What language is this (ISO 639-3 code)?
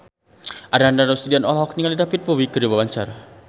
sun